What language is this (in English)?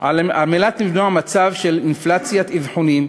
Hebrew